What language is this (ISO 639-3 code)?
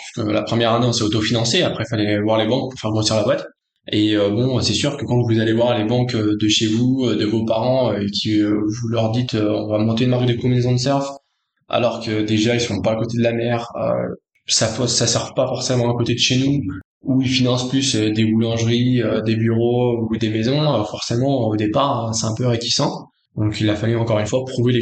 fra